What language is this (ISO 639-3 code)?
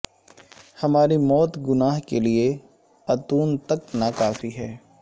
urd